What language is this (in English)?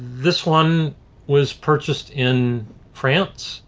English